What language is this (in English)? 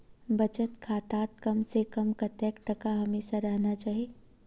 Magahi